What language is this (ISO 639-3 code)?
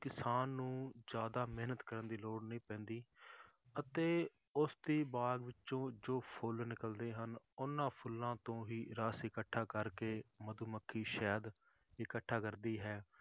pan